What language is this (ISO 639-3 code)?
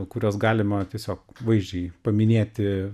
lit